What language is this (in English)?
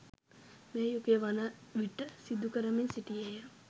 Sinhala